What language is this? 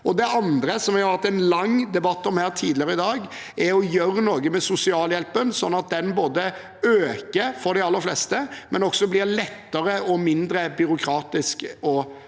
Norwegian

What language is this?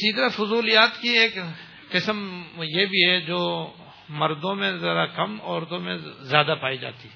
Urdu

